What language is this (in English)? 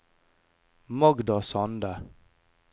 Norwegian